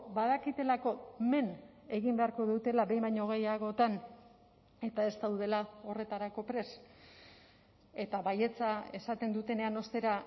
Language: Basque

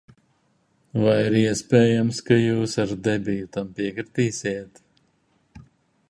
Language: Latvian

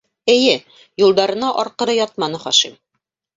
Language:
Bashkir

